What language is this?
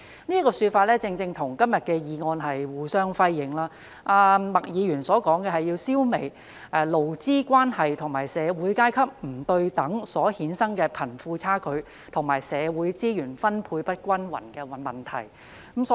Cantonese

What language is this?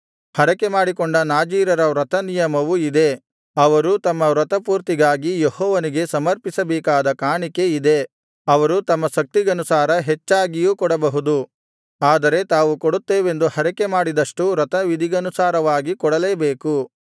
Kannada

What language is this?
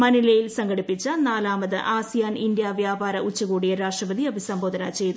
Malayalam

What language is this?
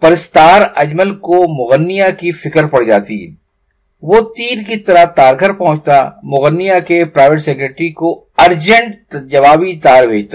Urdu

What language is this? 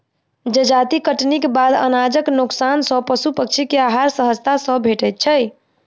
Maithili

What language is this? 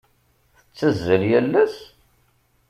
Kabyle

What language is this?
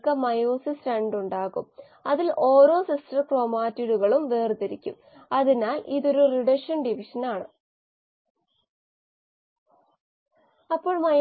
Malayalam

